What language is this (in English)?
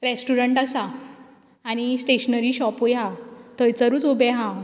Konkani